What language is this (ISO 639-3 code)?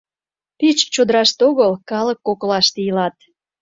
chm